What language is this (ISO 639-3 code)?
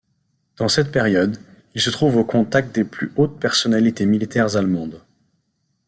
fra